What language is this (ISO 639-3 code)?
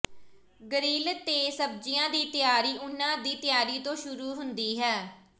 pan